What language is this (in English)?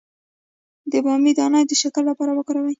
Pashto